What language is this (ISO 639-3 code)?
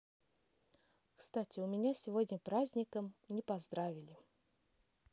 rus